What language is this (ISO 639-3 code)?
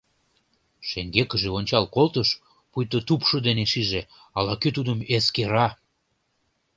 chm